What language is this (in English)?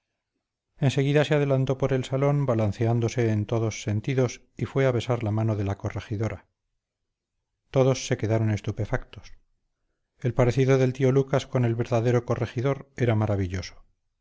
Spanish